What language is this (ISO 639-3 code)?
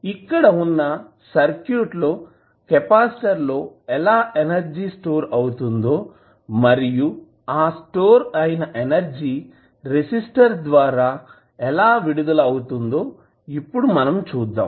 tel